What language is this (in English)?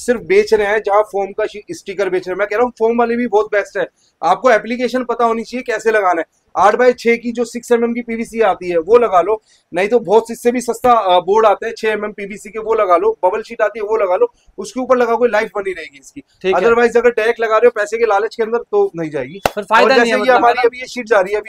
Hindi